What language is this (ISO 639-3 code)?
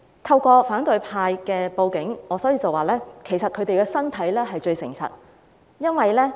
yue